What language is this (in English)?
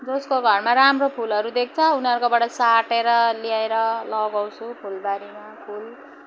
Nepali